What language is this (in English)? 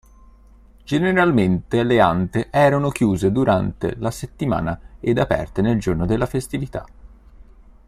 Italian